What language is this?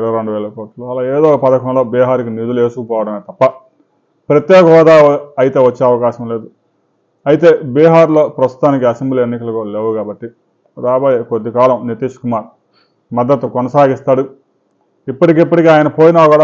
Telugu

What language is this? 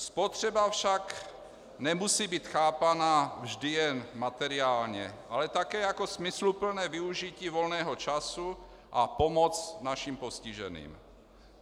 Czech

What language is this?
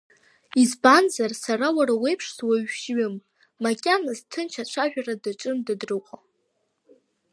Abkhazian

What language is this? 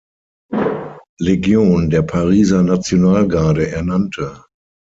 German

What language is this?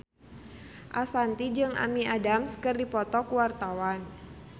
Sundanese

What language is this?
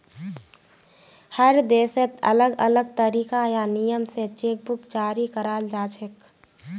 Magahi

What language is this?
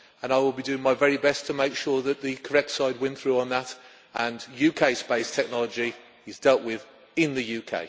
English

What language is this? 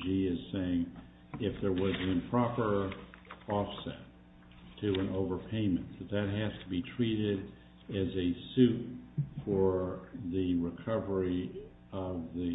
English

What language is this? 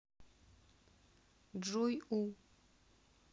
Russian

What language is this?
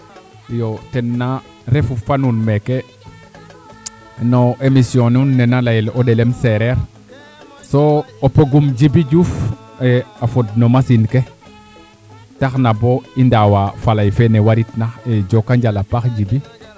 Serer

